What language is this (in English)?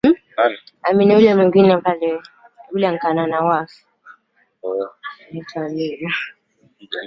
Swahili